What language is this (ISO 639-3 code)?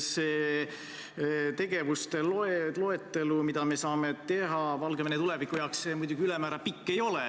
est